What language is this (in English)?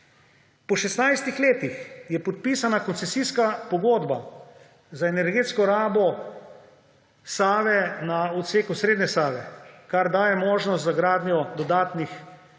Slovenian